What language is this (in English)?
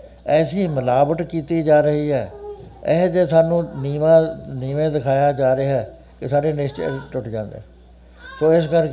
Punjabi